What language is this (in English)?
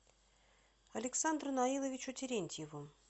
Russian